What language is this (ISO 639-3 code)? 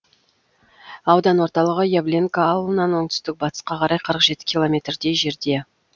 kaz